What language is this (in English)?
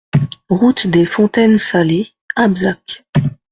French